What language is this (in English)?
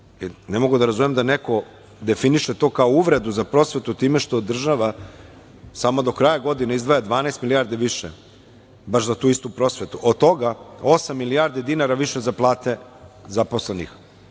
Serbian